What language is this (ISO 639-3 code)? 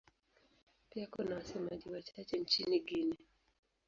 swa